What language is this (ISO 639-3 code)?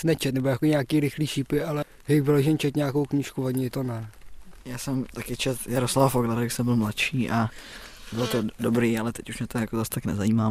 ces